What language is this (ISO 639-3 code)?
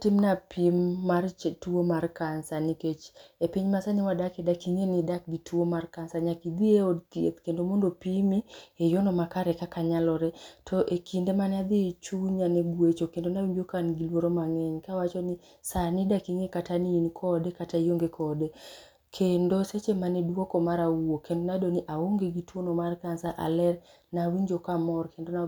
luo